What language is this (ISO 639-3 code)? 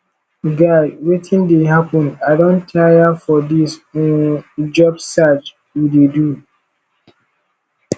pcm